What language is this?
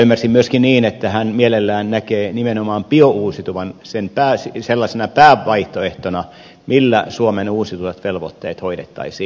Finnish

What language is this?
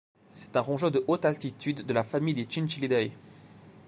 French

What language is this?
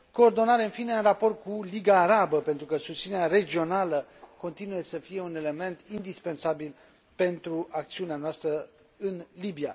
Romanian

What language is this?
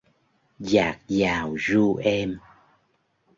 Vietnamese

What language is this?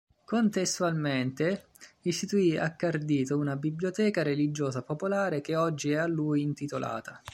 Italian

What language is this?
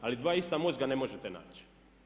Croatian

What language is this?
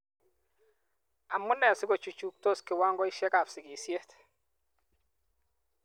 Kalenjin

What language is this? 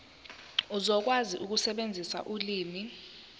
Zulu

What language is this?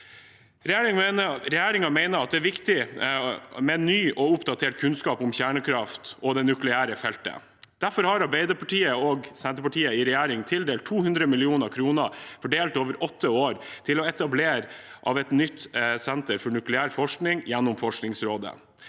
Norwegian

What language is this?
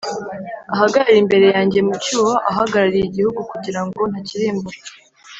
Kinyarwanda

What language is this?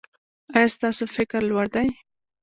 Pashto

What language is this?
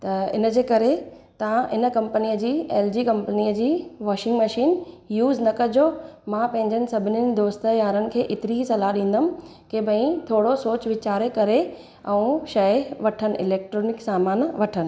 Sindhi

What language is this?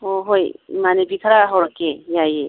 Manipuri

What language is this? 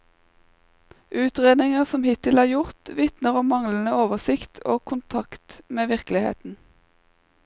Norwegian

